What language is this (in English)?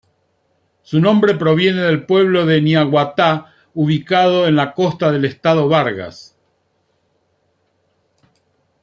Spanish